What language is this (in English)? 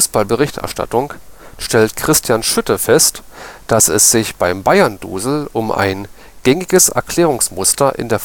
German